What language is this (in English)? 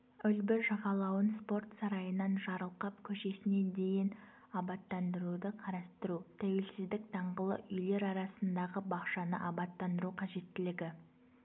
Kazakh